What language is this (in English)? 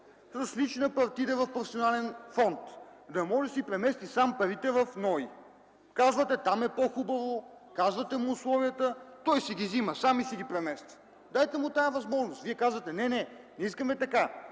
Bulgarian